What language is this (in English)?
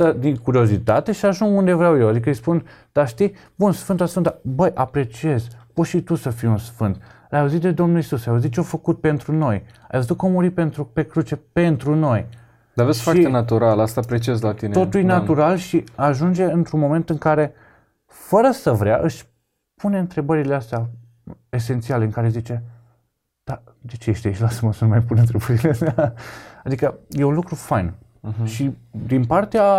Romanian